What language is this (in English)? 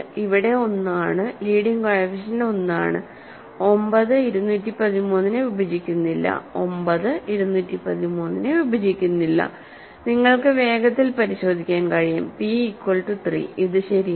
Malayalam